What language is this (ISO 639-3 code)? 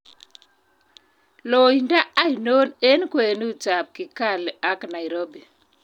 kln